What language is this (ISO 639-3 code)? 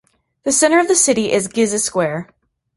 eng